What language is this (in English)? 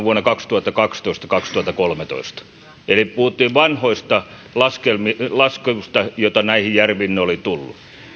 Finnish